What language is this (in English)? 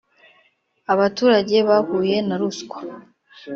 Kinyarwanda